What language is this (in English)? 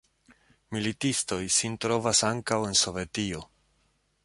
Esperanto